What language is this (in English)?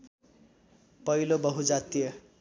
Nepali